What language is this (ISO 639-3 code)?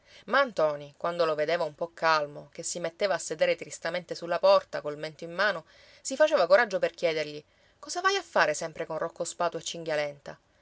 ita